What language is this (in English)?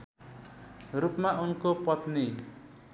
Nepali